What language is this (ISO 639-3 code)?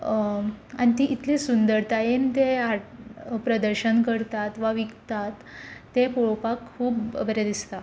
kok